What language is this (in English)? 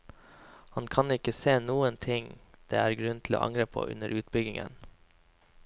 Norwegian